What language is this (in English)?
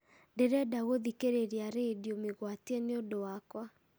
Kikuyu